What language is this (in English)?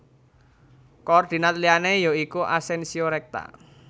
Javanese